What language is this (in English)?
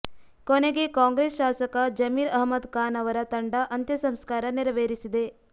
Kannada